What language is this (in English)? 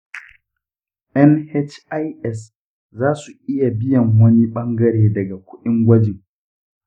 Hausa